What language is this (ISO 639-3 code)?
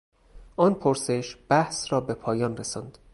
fas